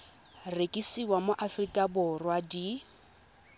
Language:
Tswana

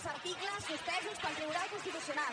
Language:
Catalan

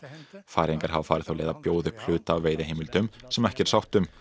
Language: Icelandic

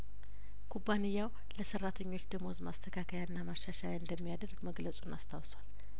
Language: Amharic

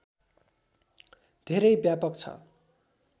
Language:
Nepali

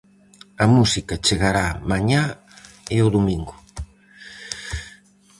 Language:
Galician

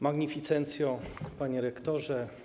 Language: Polish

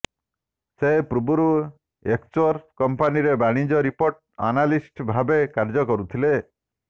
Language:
Odia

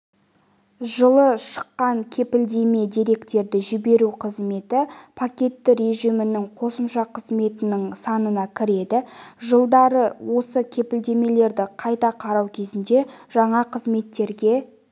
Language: Kazakh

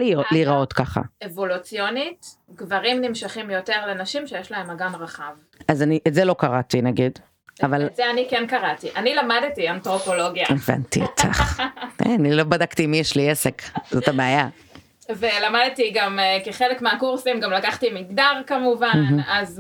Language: Hebrew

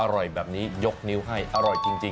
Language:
Thai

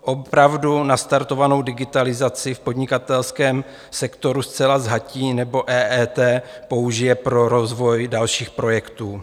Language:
Czech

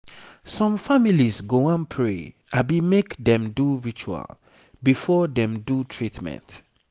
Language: Nigerian Pidgin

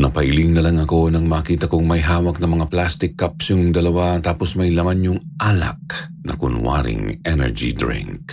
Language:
Filipino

